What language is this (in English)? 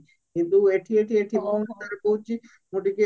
Odia